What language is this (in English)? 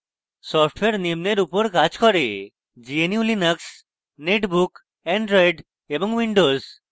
Bangla